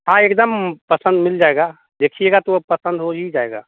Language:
Hindi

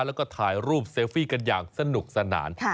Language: Thai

